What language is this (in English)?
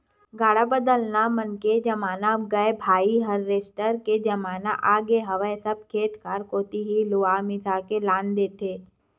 Chhattisgarhi